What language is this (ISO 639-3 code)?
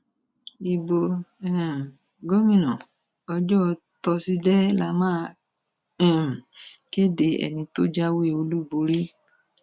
yor